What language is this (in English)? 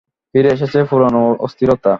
Bangla